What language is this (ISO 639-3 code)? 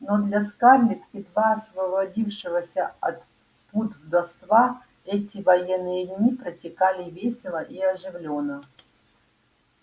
rus